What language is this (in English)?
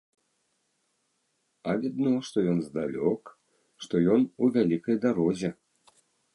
Belarusian